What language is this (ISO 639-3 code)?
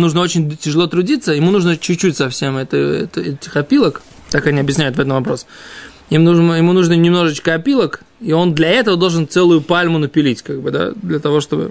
rus